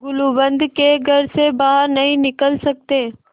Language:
Hindi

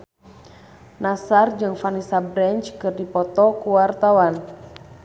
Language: Sundanese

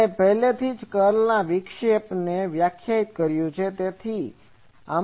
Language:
Gujarati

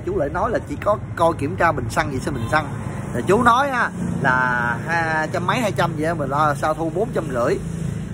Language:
Vietnamese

